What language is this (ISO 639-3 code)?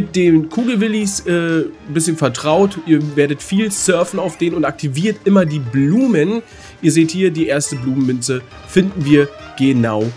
deu